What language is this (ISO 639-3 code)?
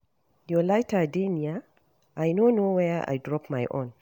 pcm